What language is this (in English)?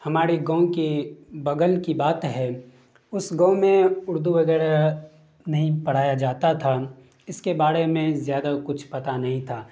Urdu